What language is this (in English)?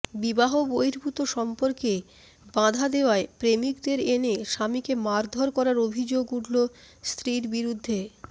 Bangla